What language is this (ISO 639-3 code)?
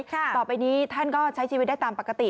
tha